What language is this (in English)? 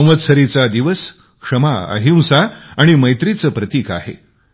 Marathi